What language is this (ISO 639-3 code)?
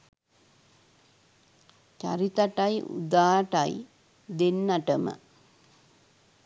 sin